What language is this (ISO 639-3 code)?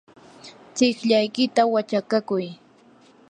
qur